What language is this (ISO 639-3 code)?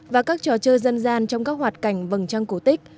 vie